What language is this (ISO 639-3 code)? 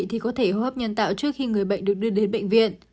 vie